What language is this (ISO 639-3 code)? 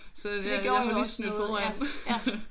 dan